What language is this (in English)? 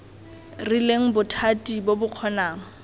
Tswana